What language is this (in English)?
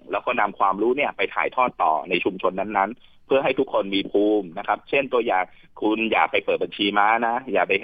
Thai